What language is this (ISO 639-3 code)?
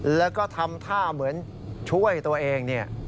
tha